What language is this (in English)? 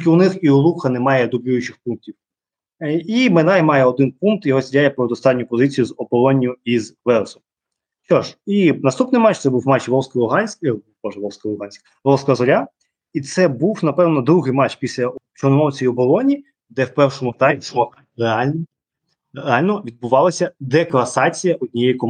Ukrainian